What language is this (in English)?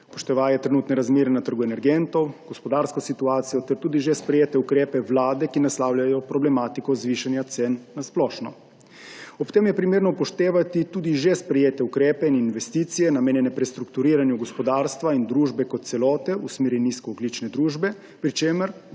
Slovenian